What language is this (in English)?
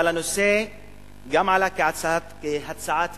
Hebrew